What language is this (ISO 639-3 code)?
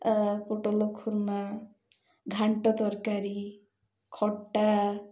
ori